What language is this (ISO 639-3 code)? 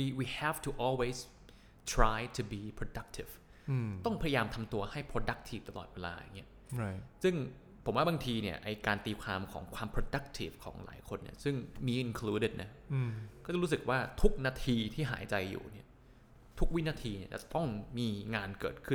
tha